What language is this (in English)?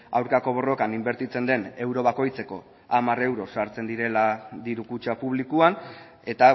Basque